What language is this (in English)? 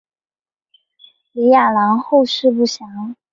Chinese